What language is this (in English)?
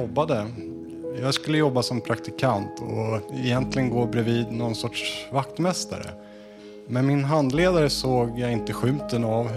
Swedish